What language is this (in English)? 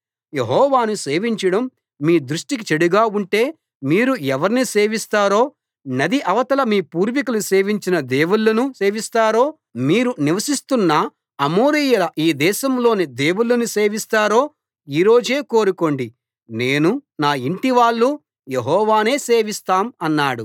Telugu